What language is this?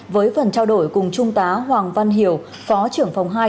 Vietnamese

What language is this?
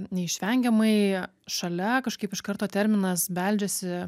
Lithuanian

